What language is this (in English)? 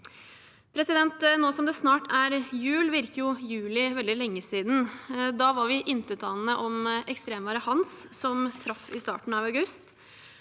Norwegian